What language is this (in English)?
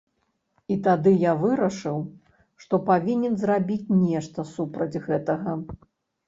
Belarusian